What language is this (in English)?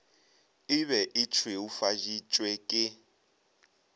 Northern Sotho